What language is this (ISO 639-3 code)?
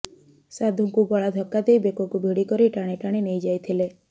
ori